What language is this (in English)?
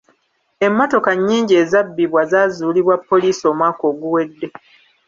Ganda